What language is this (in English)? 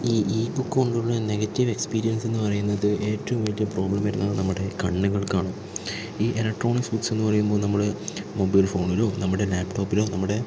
Malayalam